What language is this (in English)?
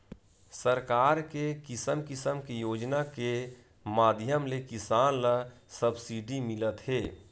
Chhattisgarhi